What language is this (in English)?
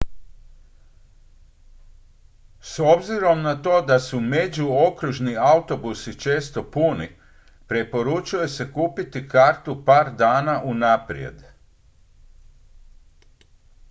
Croatian